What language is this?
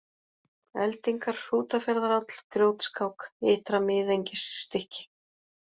Icelandic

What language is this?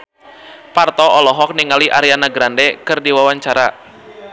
Sundanese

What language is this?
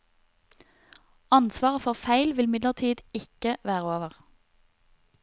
Norwegian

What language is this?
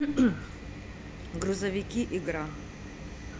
Russian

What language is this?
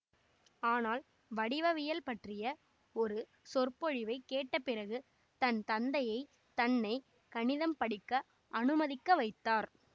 Tamil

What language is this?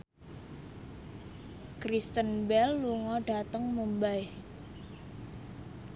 Javanese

